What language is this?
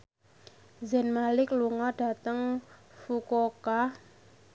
Javanese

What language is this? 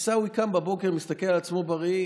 Hebrew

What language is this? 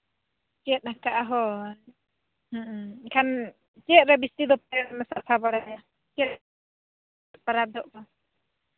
Santali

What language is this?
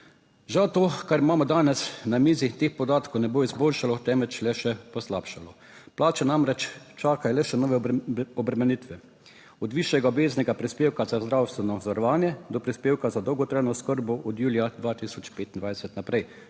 Slovenian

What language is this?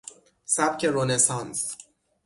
Persian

